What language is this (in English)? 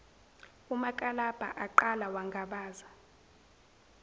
Zulu